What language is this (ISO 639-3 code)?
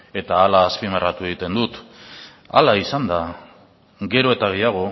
eus